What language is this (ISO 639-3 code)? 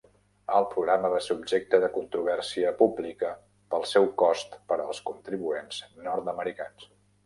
cat